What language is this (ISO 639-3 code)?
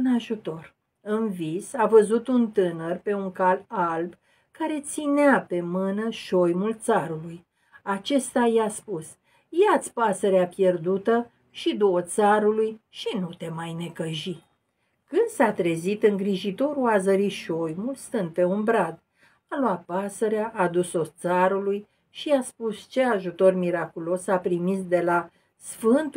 ron